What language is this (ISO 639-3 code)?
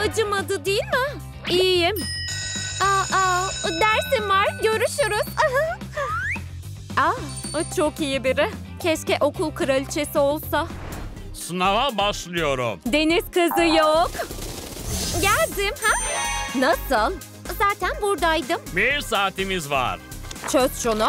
tur